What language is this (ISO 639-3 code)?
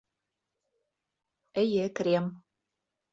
bak